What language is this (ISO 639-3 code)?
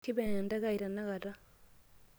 mas